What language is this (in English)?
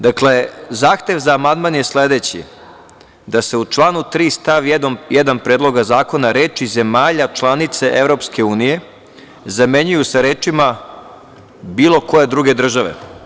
Serbian